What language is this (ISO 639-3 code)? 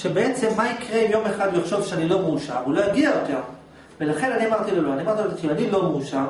heb